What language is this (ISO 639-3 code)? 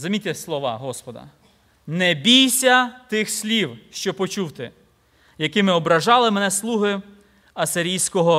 ukr